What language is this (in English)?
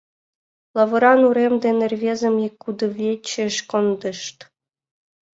Mari